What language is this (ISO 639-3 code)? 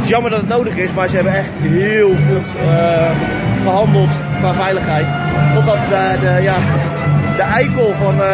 nld